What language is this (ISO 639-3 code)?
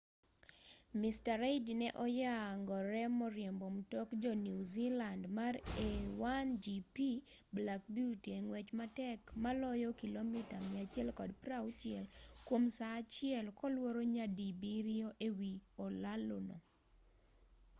luo